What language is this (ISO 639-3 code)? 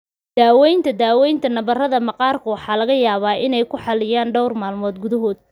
som